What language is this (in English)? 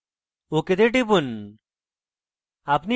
Bangla